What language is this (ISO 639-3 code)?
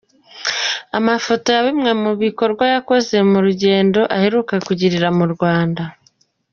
kin